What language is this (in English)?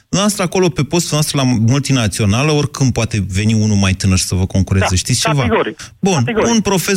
Romanian